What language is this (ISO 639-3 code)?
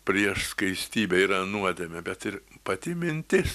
lit